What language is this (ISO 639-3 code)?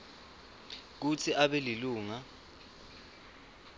ssw